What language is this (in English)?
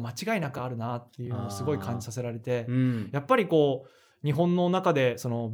Japanese